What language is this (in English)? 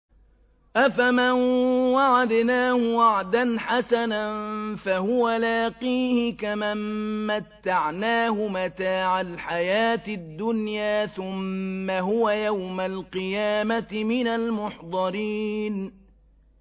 Arabic